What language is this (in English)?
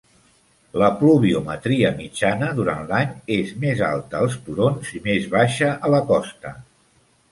Catalan